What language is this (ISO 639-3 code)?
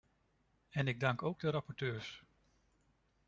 nld